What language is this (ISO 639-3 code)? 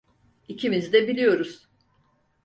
tur